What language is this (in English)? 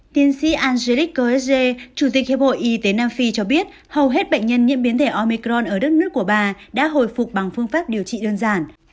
Vietnamese